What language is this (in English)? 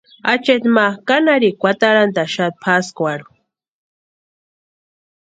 Western Highland Purepecha